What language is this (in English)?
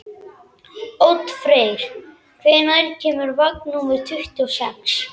Icelandic